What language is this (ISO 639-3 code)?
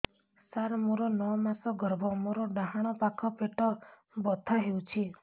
ori